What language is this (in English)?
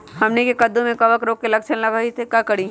Magahi